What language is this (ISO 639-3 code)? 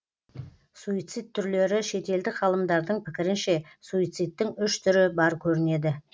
kaz